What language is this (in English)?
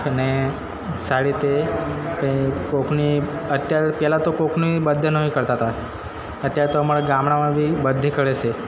Gujarati